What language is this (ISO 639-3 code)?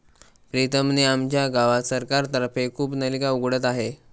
mar